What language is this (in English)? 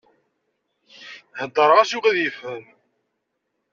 Kabyle